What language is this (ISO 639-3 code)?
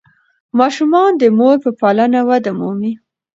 pus